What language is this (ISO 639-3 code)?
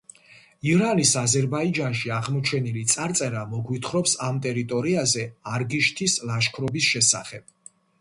kat